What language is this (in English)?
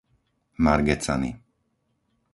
Slovak